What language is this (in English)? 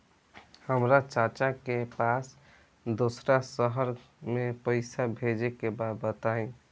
Bhojpuri